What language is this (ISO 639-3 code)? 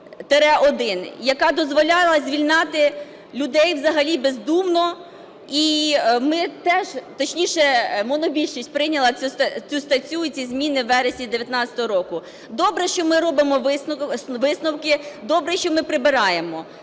ukr